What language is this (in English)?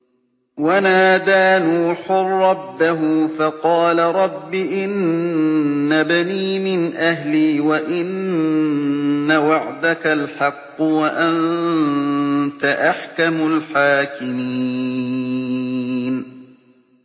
Arabic